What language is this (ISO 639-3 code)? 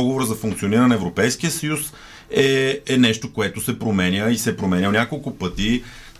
bul